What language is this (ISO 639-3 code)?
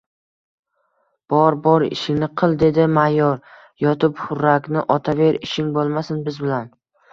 uzb